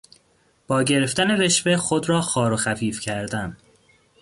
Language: Persian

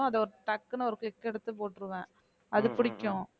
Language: Tamil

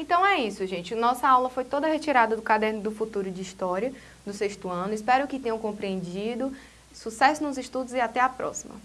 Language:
Portuguese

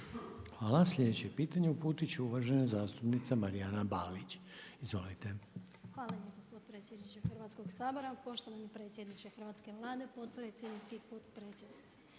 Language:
Croatian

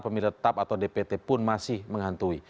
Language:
Indonesian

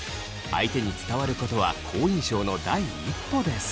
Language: Japanese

